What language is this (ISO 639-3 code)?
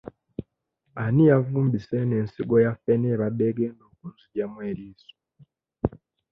lug